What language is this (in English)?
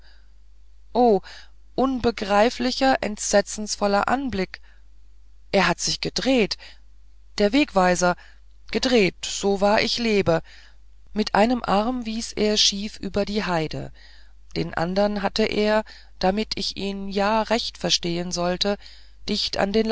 German